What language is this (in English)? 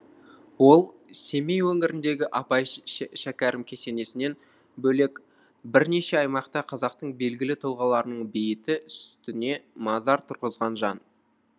Kazakh